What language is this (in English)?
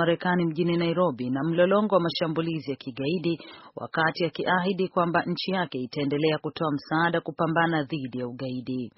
Swahili